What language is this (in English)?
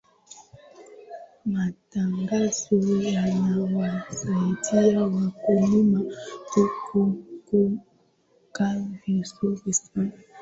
Swahili